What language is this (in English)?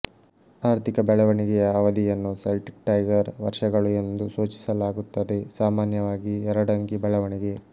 Kannada